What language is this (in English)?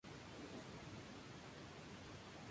Spanish